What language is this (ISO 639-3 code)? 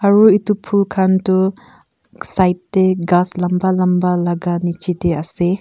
nag